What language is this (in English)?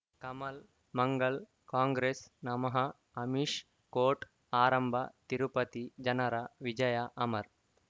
Kannada